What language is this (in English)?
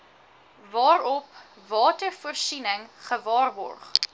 Afrikaans